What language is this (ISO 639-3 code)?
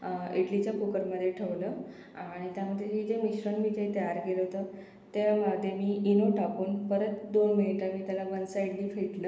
mar